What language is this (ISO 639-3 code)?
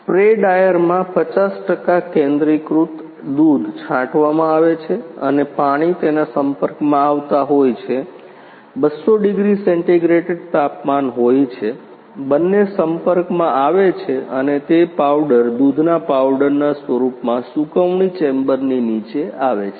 guj